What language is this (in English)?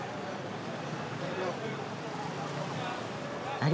Japanese